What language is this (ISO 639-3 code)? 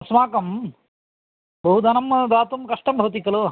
san